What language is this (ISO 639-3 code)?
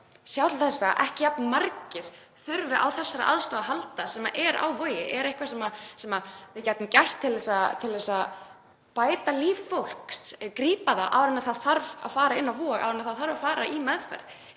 isl